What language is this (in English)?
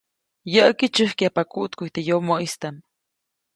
Copainalá Zoque